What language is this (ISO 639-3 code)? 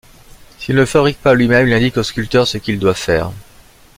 fra